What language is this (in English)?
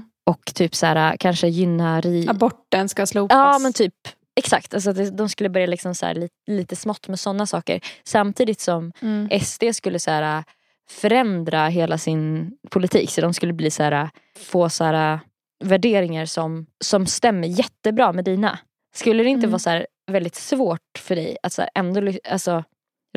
Swedish